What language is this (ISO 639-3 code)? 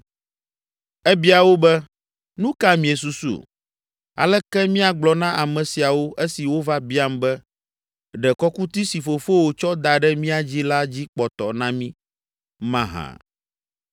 ewe